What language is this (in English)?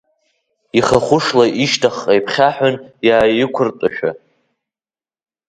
Abkhazian